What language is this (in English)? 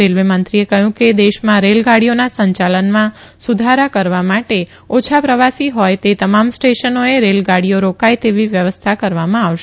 Gujarati